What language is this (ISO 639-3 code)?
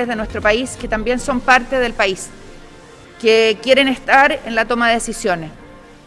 spa